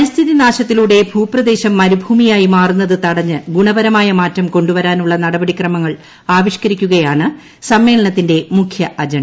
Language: Malayalam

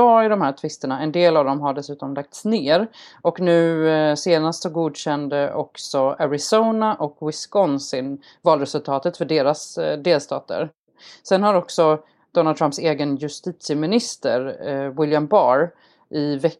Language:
Swedish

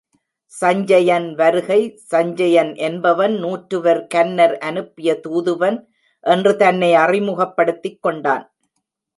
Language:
Tamil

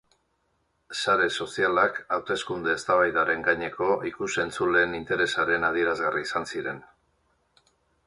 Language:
Basque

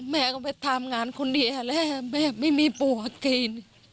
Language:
Thai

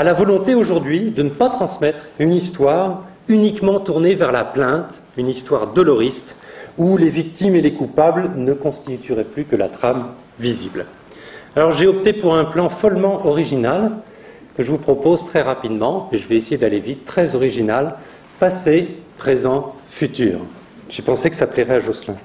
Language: French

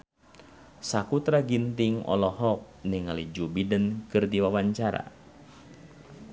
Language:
Sundanese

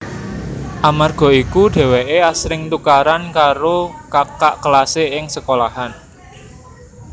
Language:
Javanese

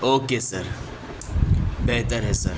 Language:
Urdu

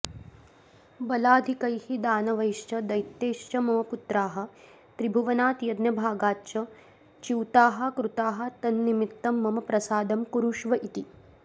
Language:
Sanskrit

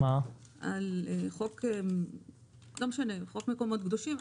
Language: Hebrew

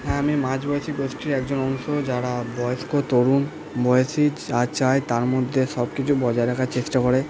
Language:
Bangla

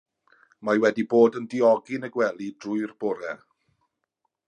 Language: Welsh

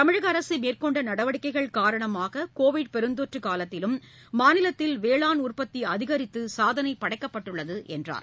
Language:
Tamil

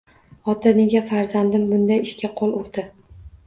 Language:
Uzbek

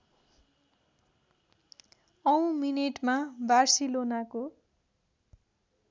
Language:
Nepali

